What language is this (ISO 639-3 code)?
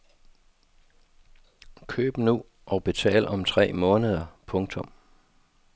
dan